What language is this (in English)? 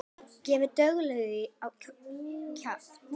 Icelandic